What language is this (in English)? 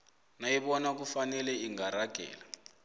South Ndebele